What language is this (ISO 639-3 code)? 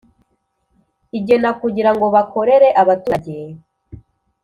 kin